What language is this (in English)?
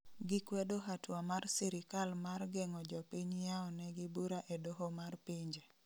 Luo (Kenya and Tanzania)